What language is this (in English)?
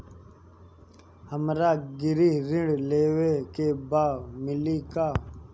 Bhojpuri